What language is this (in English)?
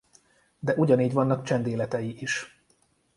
Hungarian